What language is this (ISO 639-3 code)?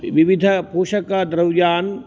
san